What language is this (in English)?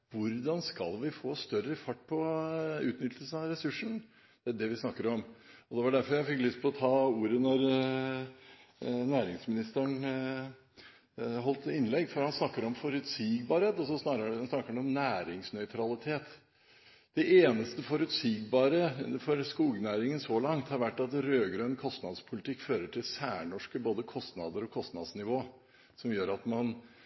Norwegian Bokmål